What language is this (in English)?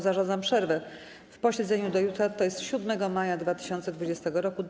Polish